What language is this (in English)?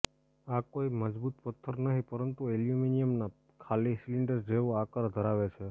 Gujarati